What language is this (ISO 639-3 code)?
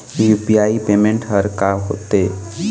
hne